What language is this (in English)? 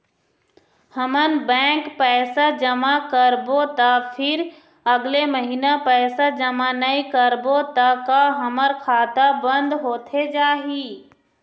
Chhattisgarhi